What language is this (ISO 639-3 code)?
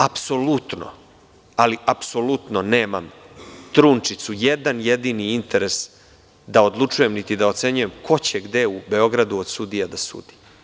srp